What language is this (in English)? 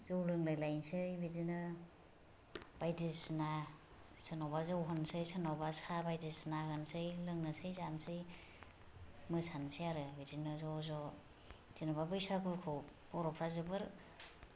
Bodo